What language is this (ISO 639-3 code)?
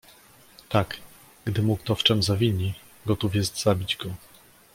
pol